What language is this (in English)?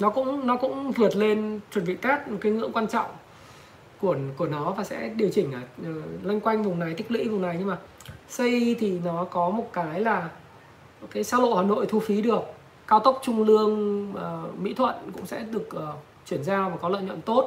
Vietnamese